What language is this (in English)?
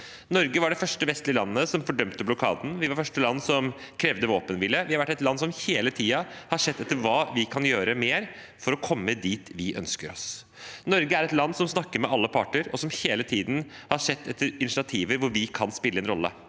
Norwegian